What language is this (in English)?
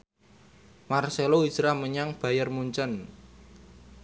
Javanese